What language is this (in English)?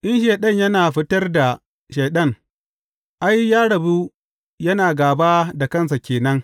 Hausa